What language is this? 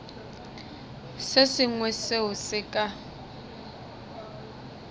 Northern Sotho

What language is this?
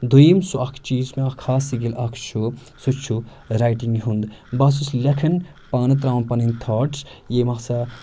Kashmiri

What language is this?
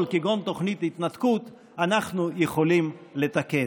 Hebrew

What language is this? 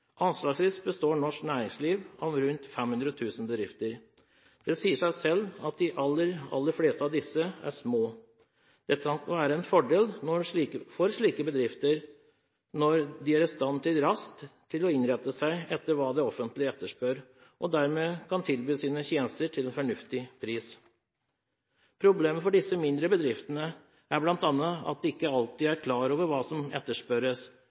Norwegian Bokmål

